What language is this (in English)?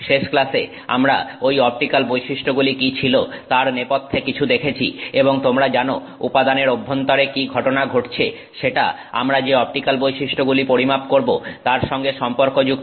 Bangla